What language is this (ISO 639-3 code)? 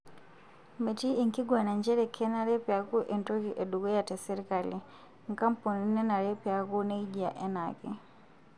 mas